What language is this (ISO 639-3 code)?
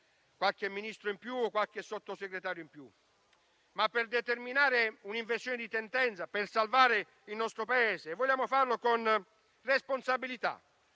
ita